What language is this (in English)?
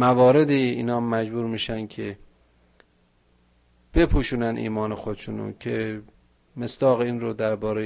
Persian